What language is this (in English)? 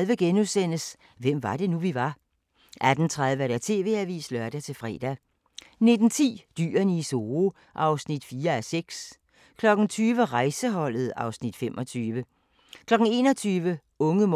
Danish